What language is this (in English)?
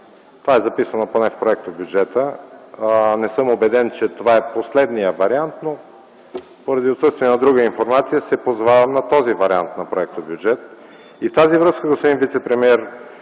Bulgarian